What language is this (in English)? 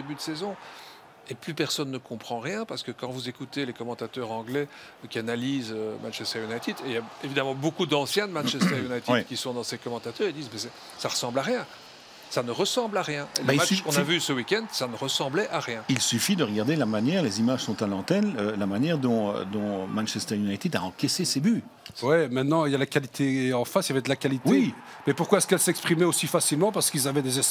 French